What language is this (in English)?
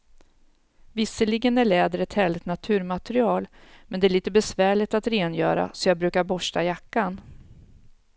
Swedish